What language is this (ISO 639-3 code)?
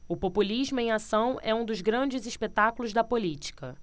por